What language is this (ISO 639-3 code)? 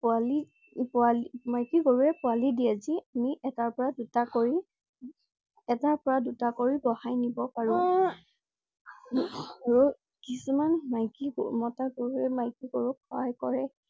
asm